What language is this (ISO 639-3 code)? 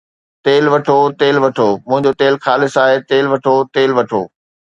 snd